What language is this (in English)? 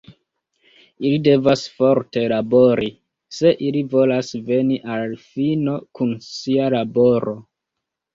Esperanto